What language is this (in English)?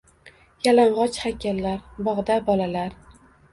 Uzbek